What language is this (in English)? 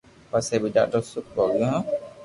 Loarki